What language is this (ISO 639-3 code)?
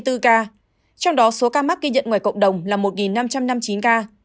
vie